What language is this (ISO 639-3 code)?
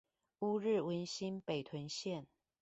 zho